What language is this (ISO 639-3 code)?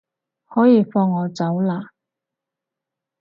yue